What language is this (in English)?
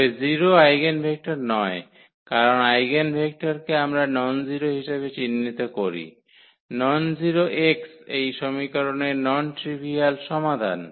Bangla